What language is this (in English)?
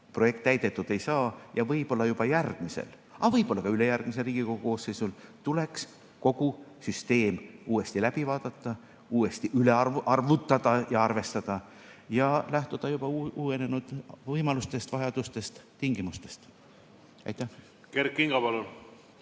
Estonian